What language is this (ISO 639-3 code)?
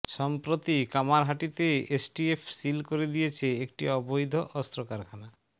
ben